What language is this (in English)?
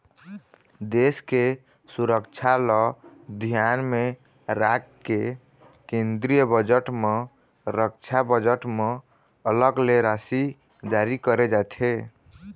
Chhattisgarhi